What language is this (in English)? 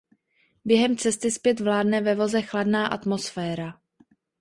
Czech